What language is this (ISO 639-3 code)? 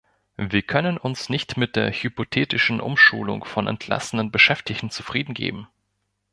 deu